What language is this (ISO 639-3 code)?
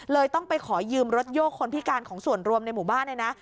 tha